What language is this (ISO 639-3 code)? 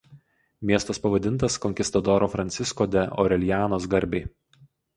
lit